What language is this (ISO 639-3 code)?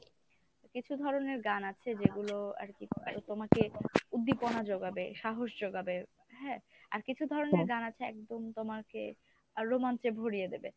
ben